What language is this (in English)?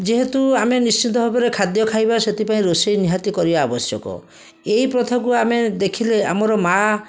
Odia